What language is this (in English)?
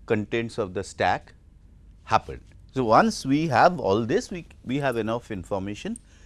English